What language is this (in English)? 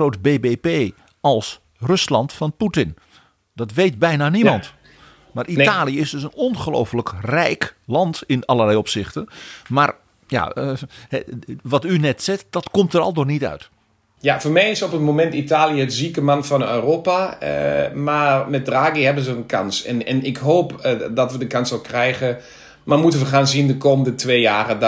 Dutch